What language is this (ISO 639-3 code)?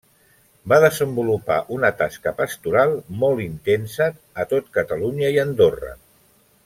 cat